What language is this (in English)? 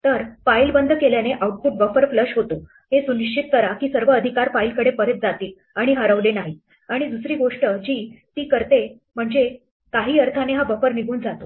Marathi